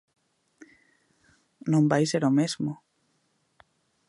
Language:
Galician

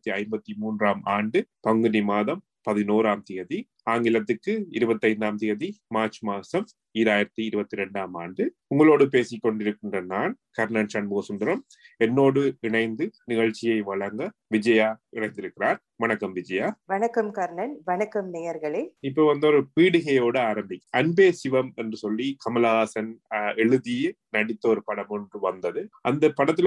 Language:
Tamil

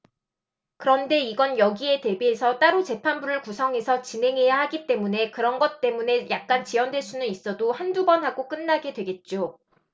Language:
Korean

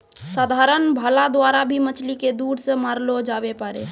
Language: Maithili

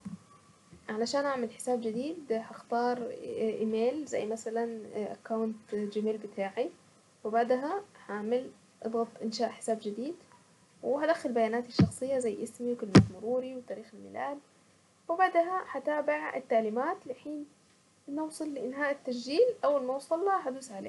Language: Saidi Arabic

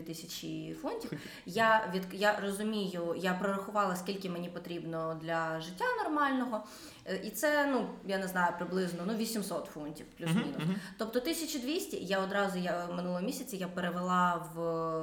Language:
Ukrainian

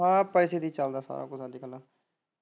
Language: Punjabi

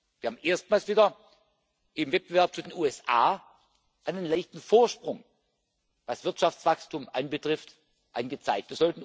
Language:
German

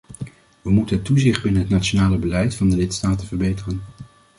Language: Dutch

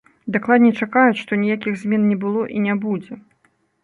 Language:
Belarusian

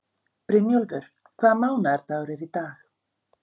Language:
Icelandic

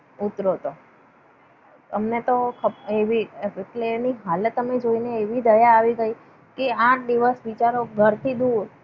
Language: Gujarati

